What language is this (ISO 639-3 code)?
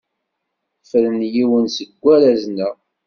kab